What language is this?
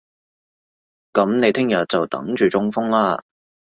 Cantonese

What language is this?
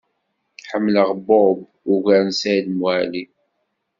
Kabyle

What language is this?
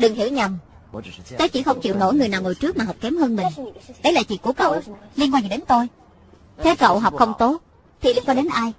Vietnamese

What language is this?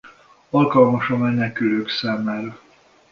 Hungarian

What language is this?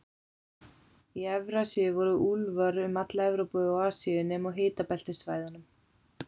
Icelandic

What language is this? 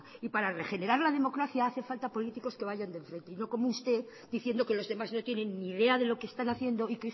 Spanish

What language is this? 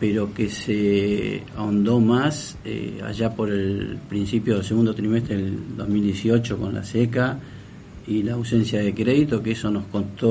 Spanish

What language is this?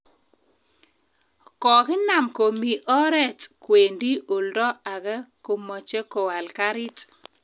Kalenjin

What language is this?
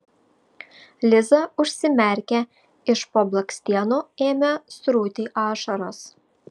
Lithuanian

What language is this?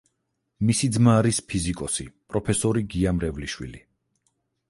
Georgian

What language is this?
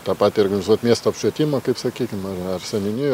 Lithuanian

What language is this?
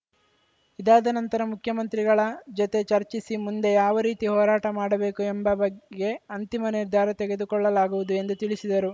Kannada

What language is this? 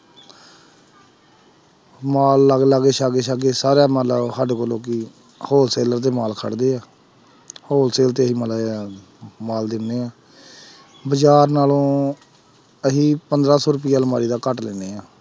Punjabi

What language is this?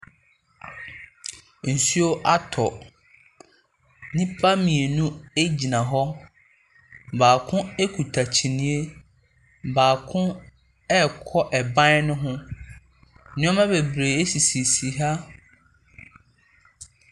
Akan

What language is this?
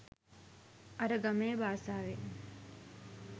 Sinhala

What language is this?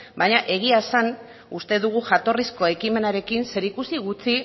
Basque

